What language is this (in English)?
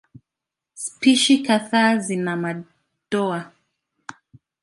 Swahili